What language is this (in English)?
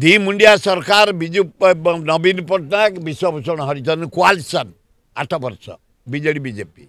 Indonesian